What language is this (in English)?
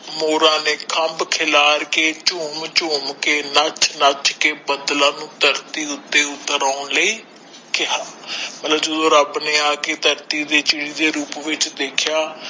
Punjabi